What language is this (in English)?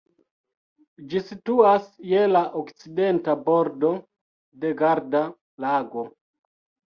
Esperanto